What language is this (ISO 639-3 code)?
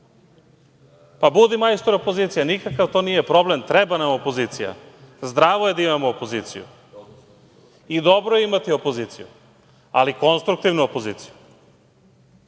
srp